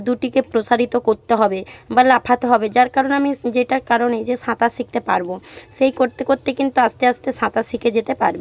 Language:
Bangla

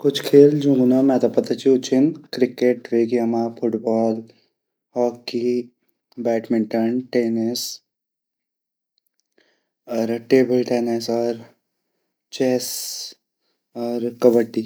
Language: Garhwali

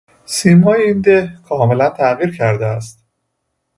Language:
Persian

